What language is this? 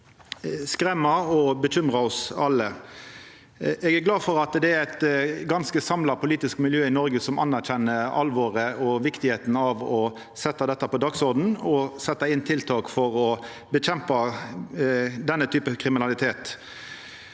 Norwegian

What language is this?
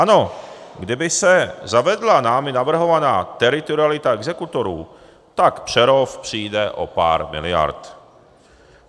Czech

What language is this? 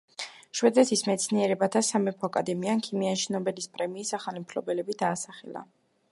Georgian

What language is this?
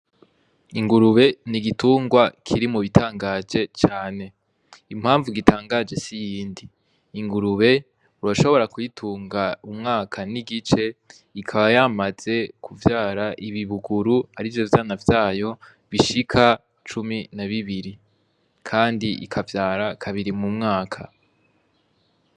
Rundi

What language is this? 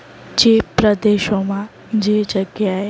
Gujarati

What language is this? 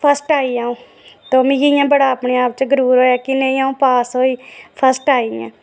Dogri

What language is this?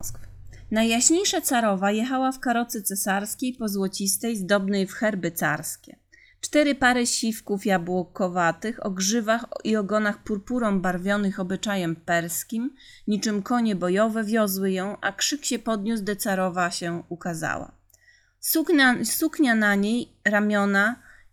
Polish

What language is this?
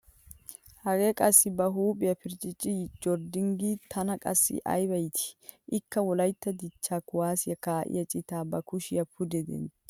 Wolaytta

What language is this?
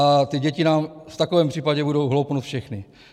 Czech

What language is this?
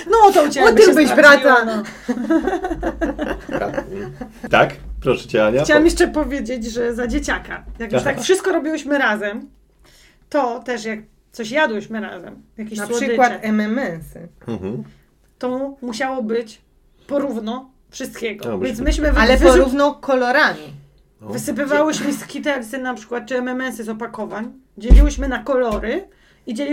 Polish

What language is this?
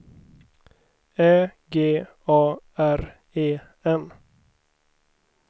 Swedish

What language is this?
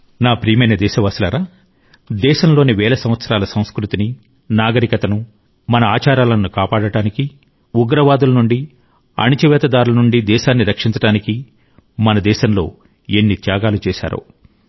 Telugu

